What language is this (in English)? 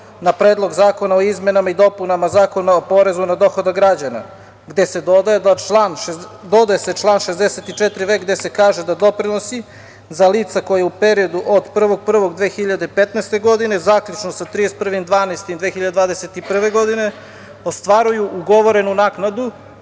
Serbian